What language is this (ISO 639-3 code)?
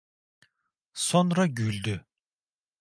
tur